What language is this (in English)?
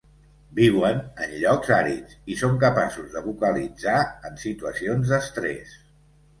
Catalan